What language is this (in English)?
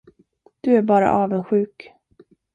Swedish